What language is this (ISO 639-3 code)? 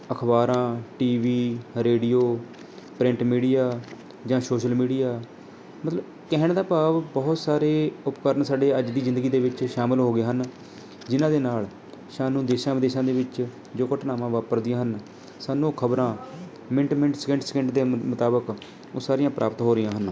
pan